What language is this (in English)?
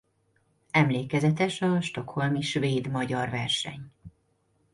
Hungarian